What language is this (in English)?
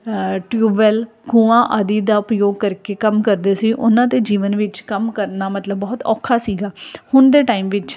Punjabi